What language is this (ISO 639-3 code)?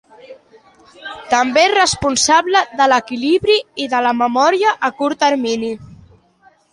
cat